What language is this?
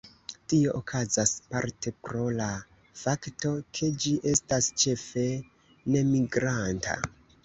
Esperanto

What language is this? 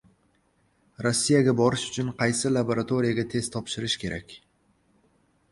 Uzbek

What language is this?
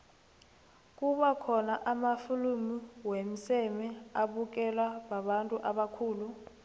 South Ndebele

